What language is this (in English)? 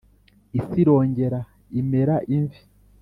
Kinyarwanda